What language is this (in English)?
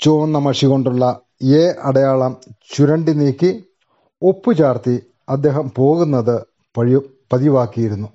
Malayalam